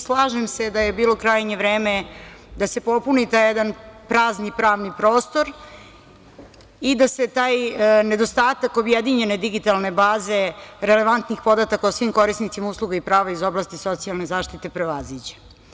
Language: Serbian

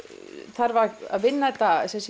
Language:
Icelandic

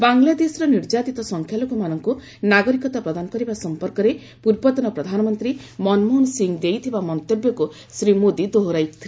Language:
Odia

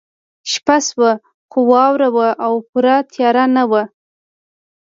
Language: Pashto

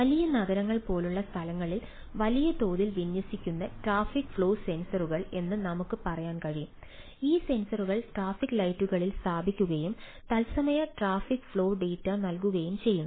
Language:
Malayalam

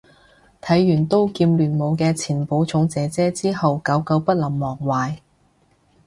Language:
Cantonese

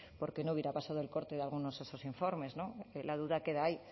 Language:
Spanish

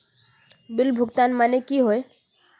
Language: Magahi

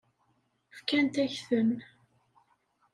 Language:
Kabyle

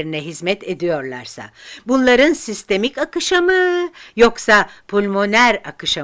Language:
Turkish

